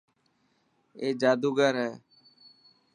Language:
Dhatki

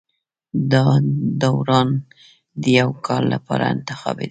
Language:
Pashto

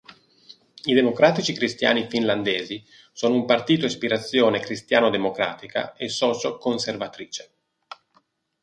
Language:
Italian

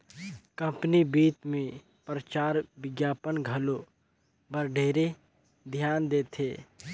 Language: Chhattisgarhi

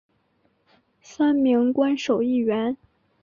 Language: Chinese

